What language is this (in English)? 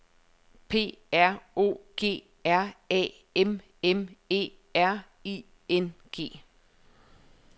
Danish